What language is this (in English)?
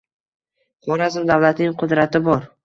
Uzbek